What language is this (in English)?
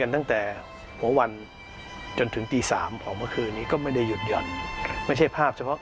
Thai